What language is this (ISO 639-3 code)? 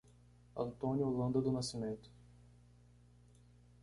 por